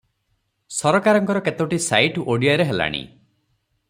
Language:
Odia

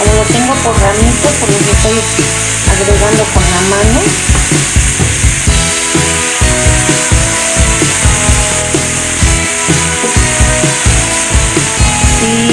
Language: Spanish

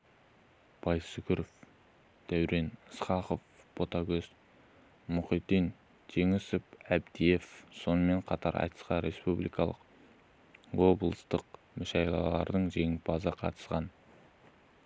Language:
Kazakh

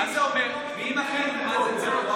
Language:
Hebrew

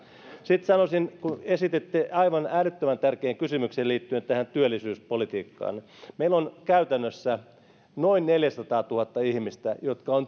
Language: Finnish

